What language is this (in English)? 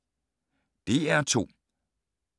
Danish